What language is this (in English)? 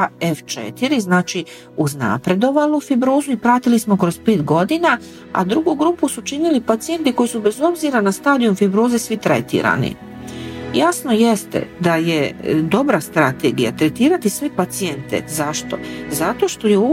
Croatian